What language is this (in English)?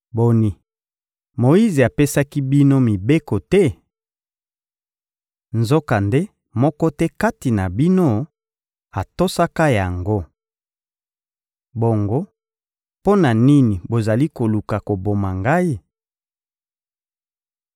Lingala